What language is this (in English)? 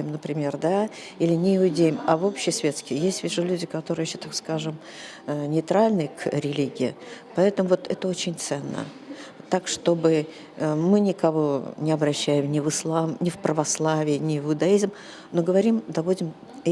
Russian